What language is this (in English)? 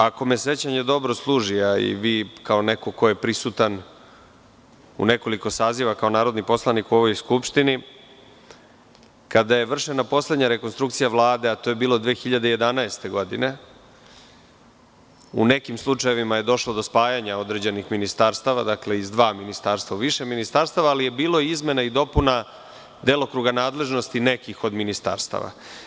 Serbian